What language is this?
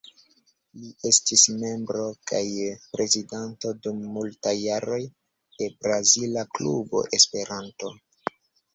Esperanto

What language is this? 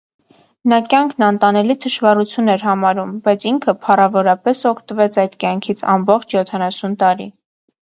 Armenian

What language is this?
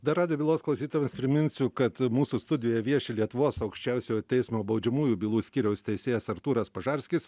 Lithuanian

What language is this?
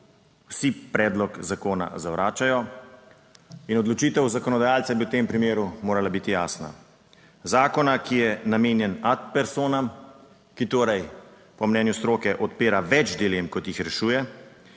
Slovenian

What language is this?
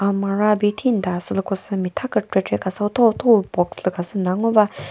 Chokri Naga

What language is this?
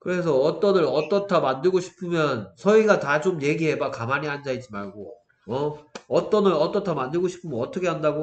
Korean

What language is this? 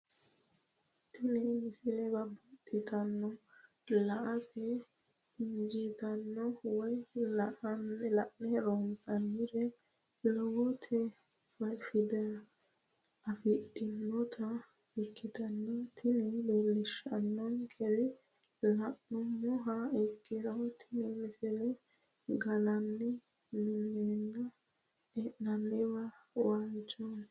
Sidamo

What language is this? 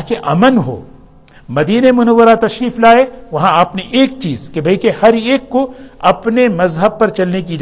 Urdu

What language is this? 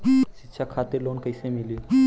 Bhojpuri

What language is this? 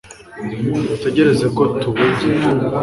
Kinyarwanda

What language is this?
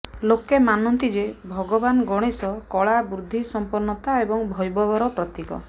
Odia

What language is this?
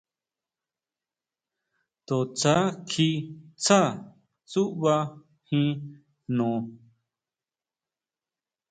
Huautla Mazatec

